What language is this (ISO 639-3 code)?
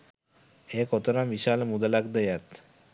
sin